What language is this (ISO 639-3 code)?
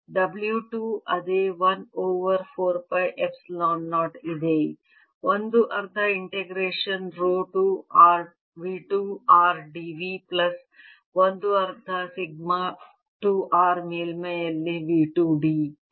kan